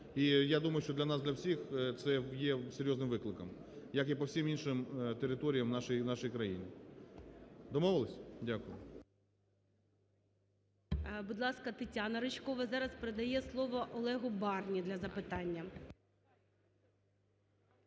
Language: Ukrainian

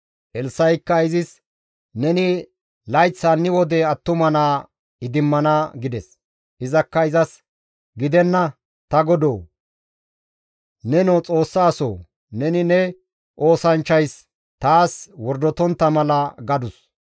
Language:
Gamo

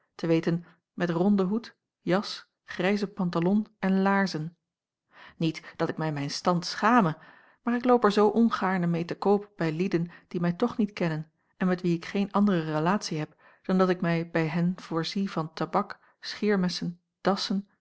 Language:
Dutch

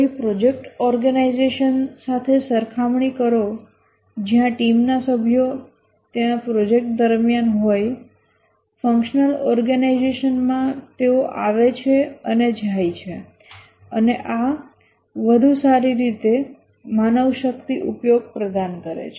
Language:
Gujarati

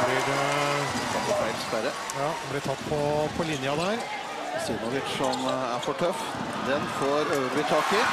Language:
Norwegian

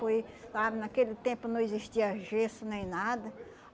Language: Portuguese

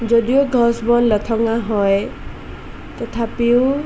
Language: Assamese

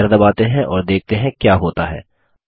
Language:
Hindi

